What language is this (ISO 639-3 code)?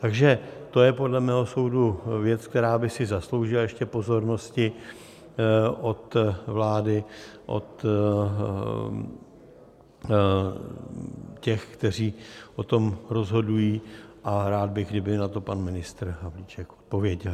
ces